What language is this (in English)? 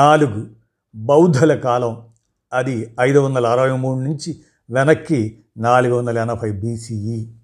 Telugu